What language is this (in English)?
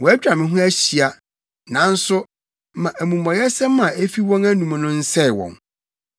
Akan